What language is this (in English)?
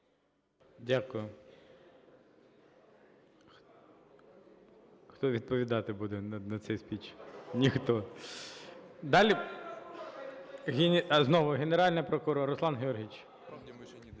Ukrainian